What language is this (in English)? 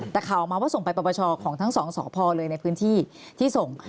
Thai